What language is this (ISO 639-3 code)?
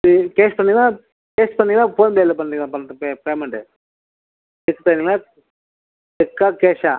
tam